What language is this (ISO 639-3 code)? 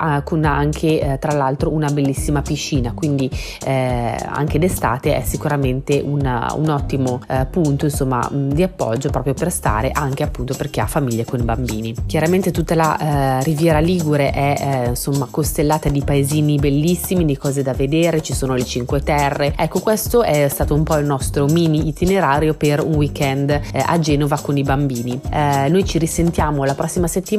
ita